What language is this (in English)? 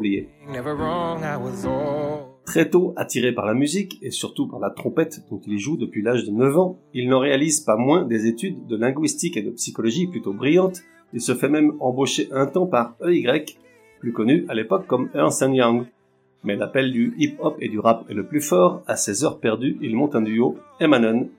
French